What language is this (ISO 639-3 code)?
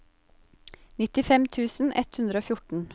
nor